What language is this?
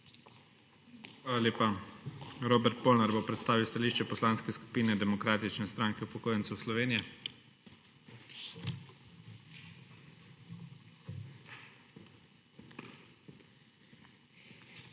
Slovenian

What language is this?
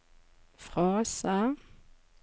Norwegian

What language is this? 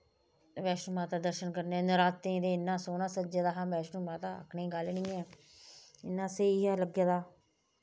Dogri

